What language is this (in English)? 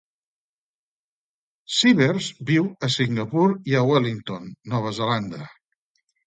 Catalan